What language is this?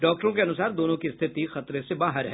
Hindi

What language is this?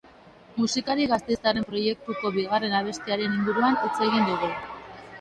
Basque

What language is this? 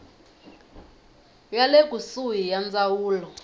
Tsonga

